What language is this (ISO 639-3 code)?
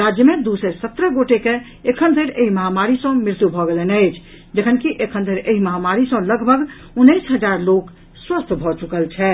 mai